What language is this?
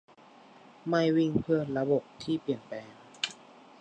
Thai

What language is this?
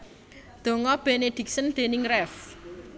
Javanese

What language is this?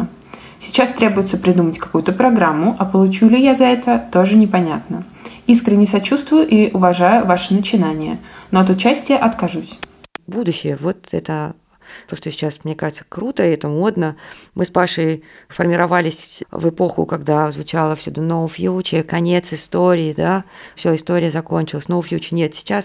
Russian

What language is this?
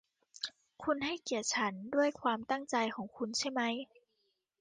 Thai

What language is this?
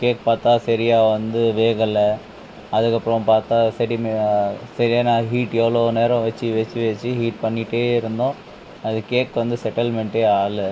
Tamil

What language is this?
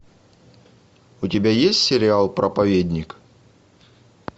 Russian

